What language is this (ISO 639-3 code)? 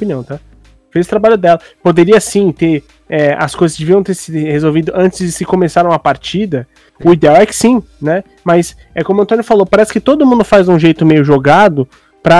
por